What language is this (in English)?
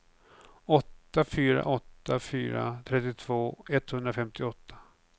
Swedish